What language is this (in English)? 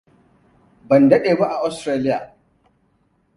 Hausa